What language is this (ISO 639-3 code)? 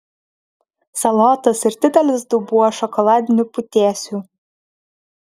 lit